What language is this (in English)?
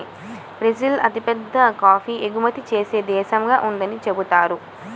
Telugu